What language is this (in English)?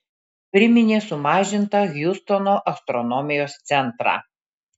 Lithuanian